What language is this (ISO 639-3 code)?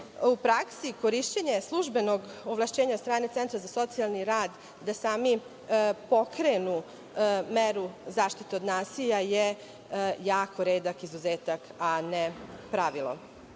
srp